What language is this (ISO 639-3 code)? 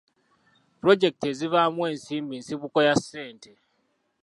lug